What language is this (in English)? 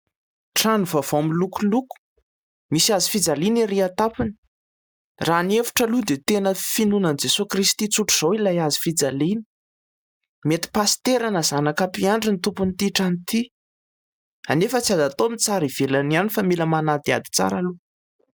Malagasy